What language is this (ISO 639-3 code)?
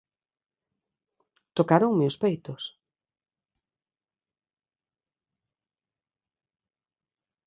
glg